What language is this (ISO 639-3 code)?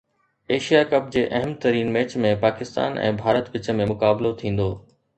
snd